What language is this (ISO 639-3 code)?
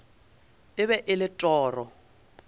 nso